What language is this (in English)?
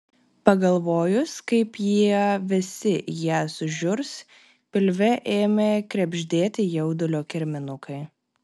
Lithuanian